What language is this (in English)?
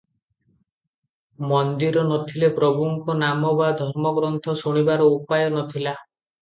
Odia